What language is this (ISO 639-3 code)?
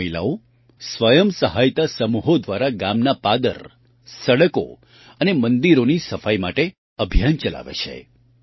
guj